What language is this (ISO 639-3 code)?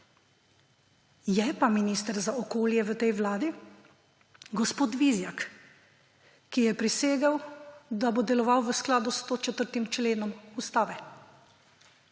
slv